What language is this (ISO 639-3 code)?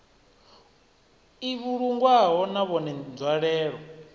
ven